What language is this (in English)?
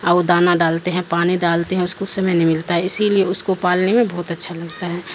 Urdu